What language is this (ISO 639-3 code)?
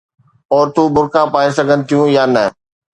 snd